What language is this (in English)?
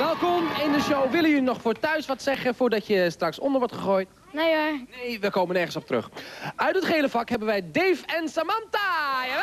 Dutch